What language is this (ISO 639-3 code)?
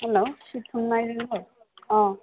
mni